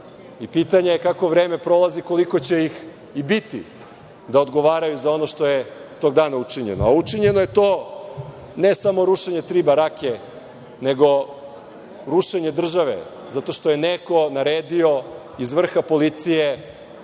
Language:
Serbian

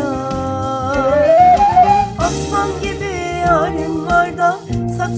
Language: Turkish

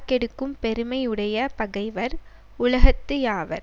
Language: Tamil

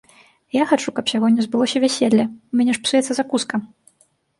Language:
Belarusian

